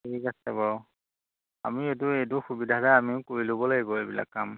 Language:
Assamese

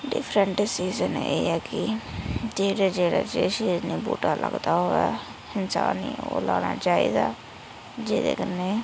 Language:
Dogri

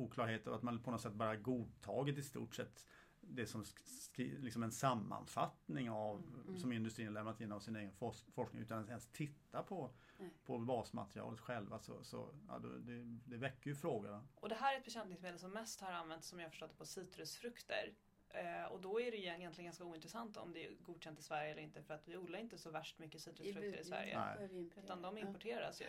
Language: Swedish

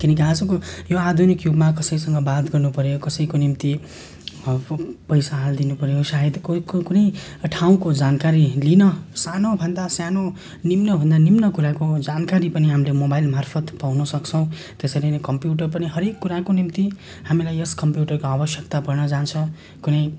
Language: Nepali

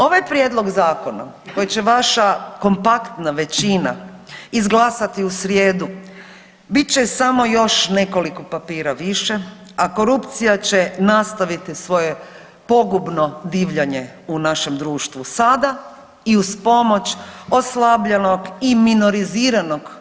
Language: Croatian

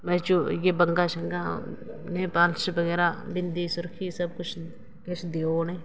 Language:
Dogri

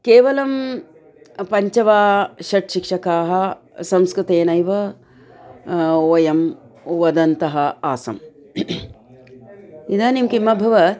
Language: Sanskrit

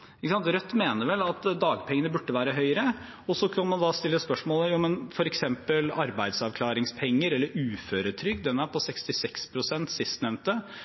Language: Norwegian Bokmål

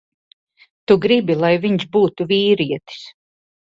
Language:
Latvian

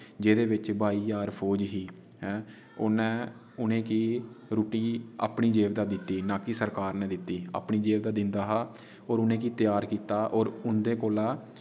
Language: Dogri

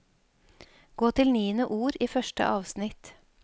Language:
Norwegian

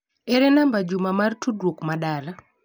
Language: Luo (Kenya and Tanzania)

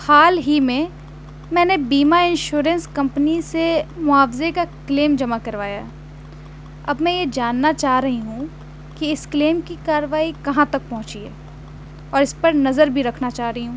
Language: Urdu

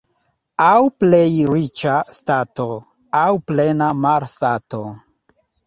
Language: Esperanto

